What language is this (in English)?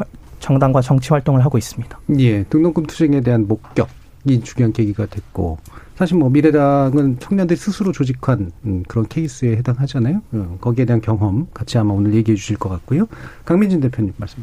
Korean